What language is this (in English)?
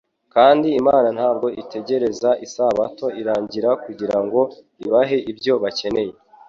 Kinyarwanda